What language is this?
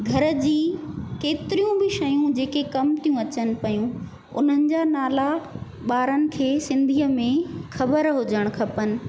Sindhi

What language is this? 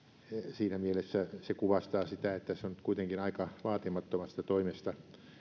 Finnish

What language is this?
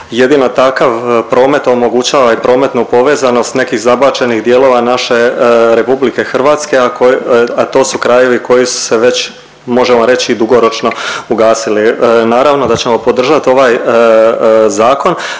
Croatian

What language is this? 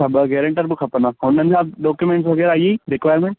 Sindhi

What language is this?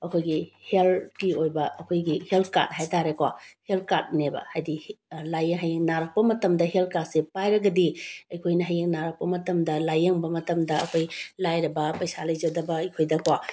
Manipuri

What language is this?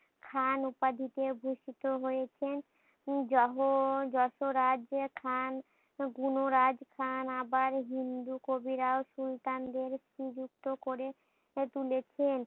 Bangla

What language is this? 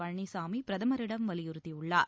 Tamil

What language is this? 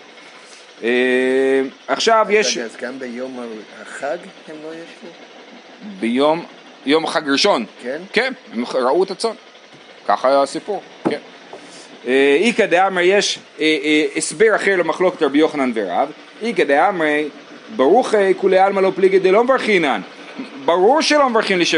Hebrew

